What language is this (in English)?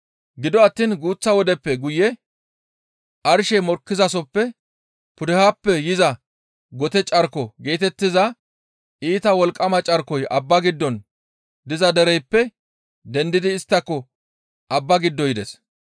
Gamo